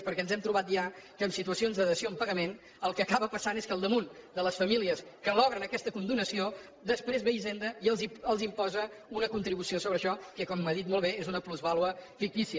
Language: Catalan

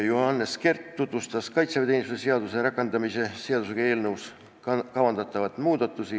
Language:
Estonian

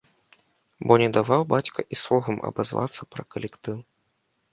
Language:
Belarusian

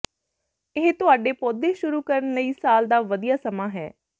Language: Punjabi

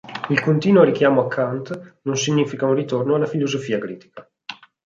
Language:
Italian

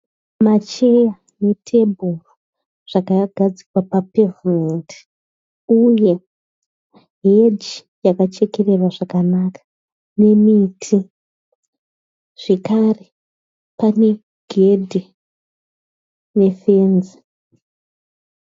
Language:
Shona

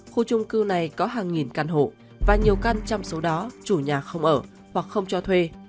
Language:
Vietnamese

